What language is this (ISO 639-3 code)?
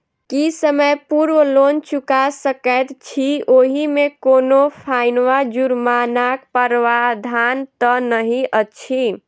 mai